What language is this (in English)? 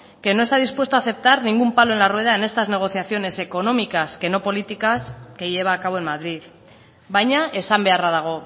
Spanish